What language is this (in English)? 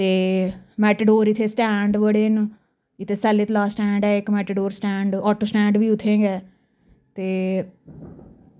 Dogri